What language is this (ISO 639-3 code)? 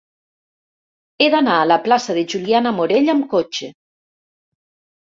cat